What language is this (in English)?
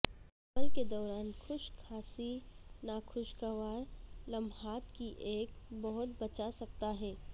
Urdu